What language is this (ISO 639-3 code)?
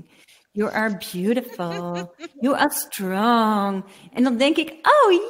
nld